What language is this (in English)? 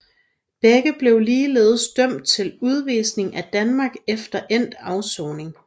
Danish